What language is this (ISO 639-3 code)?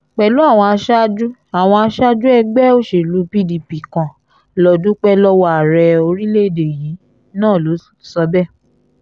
yor